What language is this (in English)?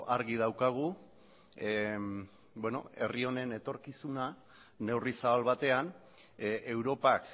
Basque